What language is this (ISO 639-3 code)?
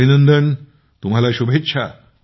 mar